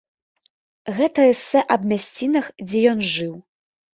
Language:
Belarusian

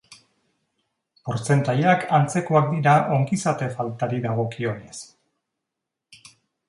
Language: Basque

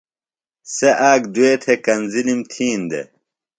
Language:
Phalura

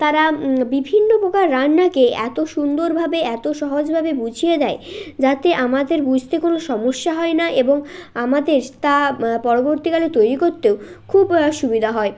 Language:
Bangla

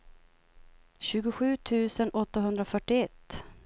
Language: Swedish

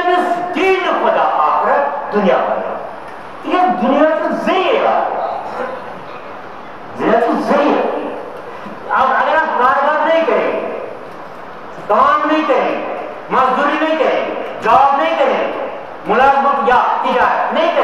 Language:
Romanian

